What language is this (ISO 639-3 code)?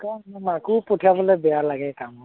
asm